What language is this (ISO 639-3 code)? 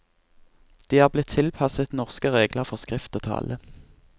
nor